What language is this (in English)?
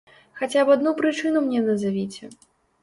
Belarusian